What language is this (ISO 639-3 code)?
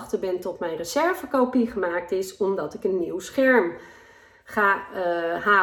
nld